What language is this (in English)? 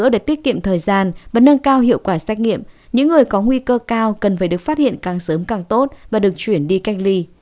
Vietnamese